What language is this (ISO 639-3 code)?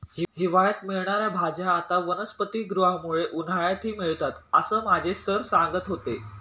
mar